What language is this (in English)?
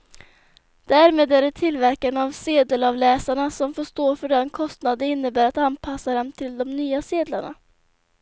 Swedish